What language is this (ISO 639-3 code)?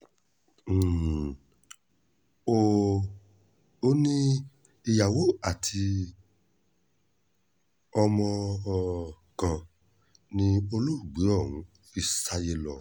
yor